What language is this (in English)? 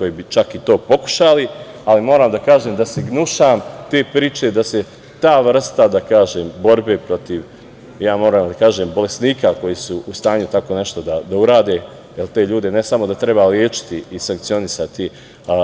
Serbian